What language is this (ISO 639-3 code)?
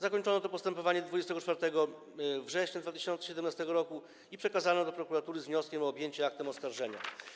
pol